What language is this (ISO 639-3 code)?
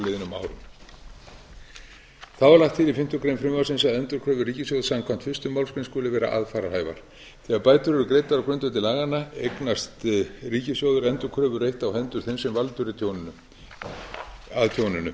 isl